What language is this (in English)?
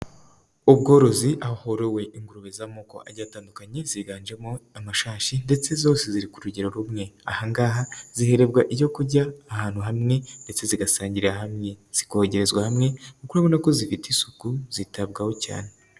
Kinyarwanda